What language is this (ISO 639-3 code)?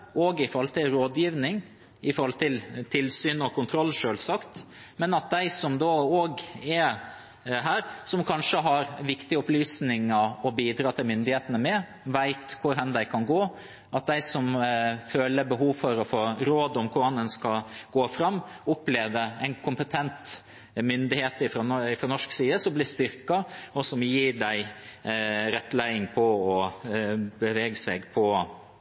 nob